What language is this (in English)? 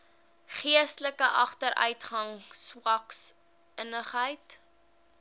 Afrikaans